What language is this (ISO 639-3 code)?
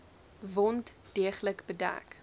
afr